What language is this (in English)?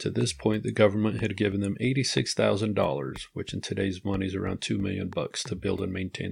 English